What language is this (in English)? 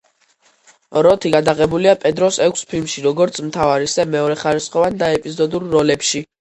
Georgian